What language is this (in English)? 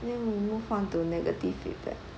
English